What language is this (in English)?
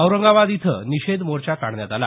Marathi